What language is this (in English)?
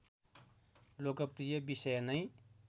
Nepali